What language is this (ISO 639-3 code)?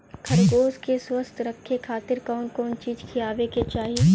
bho